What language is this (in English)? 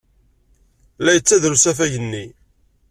Kabyle